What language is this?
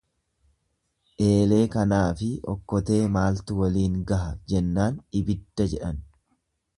Oromo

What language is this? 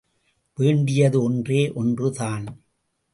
Tamil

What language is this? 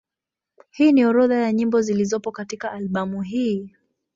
Swahili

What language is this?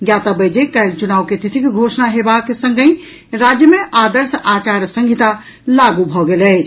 Maithili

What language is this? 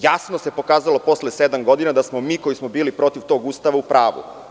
Serbian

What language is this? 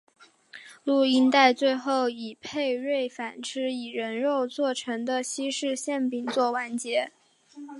Chinese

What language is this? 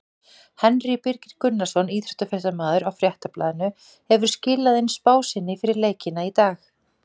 Icelandic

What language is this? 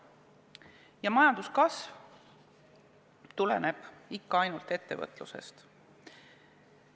Estonian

